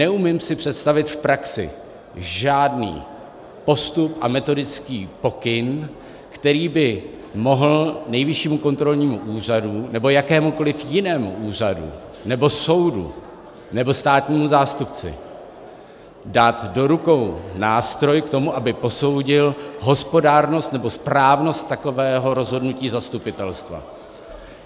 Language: Czech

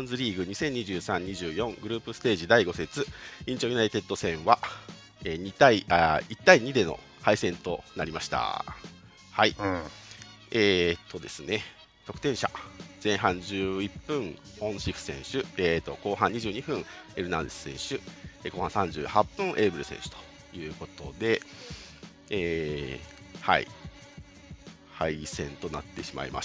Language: Japanese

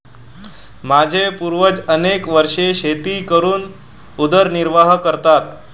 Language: Marathi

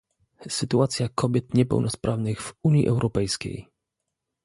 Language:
Polish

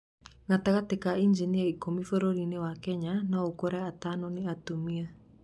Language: Kikuyu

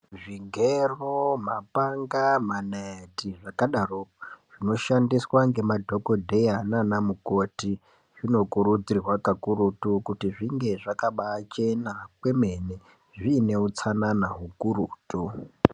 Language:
Ndau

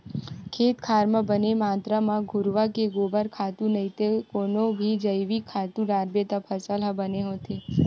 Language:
Chhattisgarhi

